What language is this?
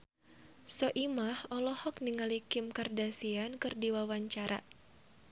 Sundanese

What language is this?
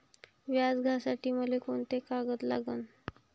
Marathi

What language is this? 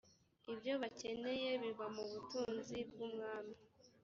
Kinyarwanda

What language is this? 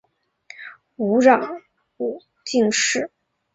Chinese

